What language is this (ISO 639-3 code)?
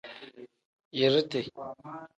kdh